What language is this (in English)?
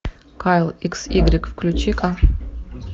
Russian